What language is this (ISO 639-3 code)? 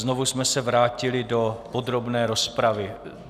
ces